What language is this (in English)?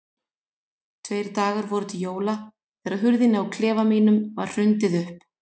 Icelandic